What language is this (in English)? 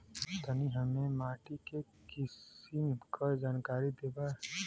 Bhojpuri